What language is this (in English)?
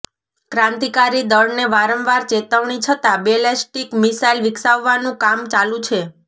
Gujarati